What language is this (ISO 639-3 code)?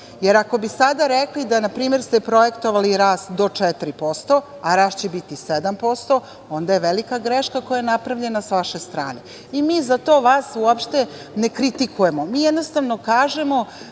srp